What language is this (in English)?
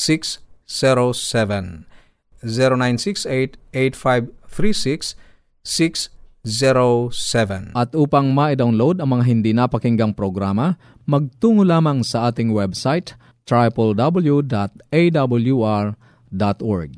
Filipino